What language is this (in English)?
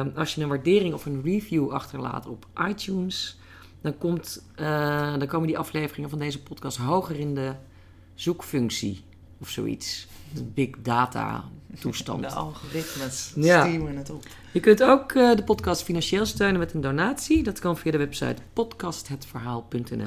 Dutch